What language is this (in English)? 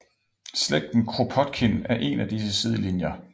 Danish